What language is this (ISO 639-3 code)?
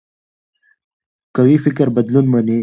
pus